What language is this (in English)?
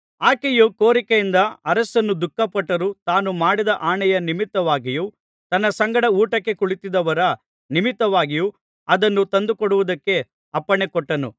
Kannada